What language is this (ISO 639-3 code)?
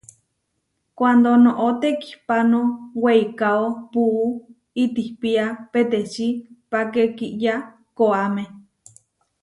var